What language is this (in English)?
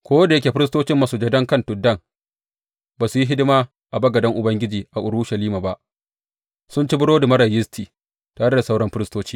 Hausa